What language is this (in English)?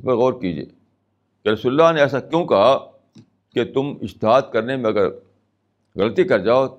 Urdu